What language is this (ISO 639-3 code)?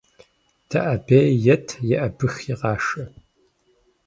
kbd